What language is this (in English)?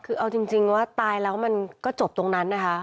Thai